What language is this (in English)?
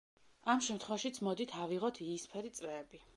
Georgian